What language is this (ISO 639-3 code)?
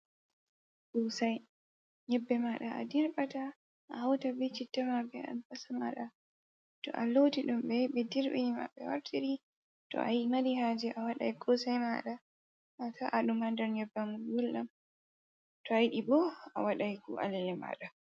ful